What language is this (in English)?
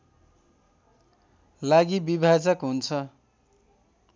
Nepali